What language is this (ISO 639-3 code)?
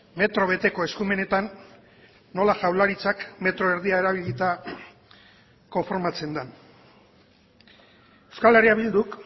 eus